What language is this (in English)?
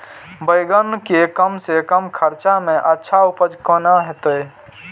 Maithili